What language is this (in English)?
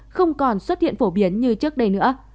Vietnamese